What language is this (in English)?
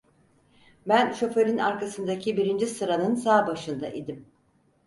Turkish